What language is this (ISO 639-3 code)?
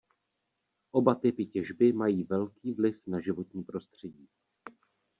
ces